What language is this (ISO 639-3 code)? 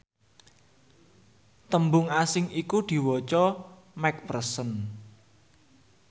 jav